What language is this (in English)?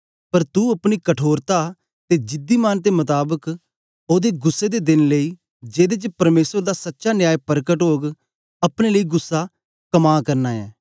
Dogri